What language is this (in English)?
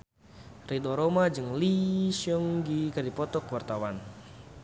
Sundanese